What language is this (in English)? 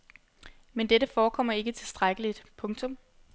Danish